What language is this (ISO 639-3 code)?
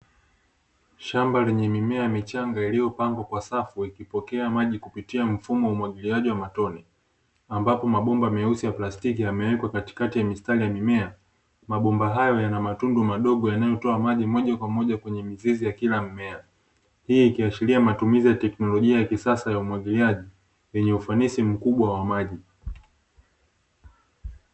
swa